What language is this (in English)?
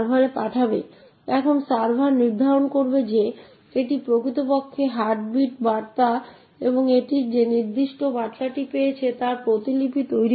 Bangla